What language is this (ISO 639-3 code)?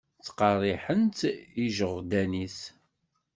kab